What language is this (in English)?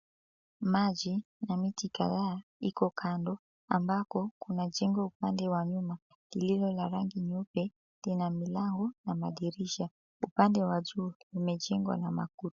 Swahili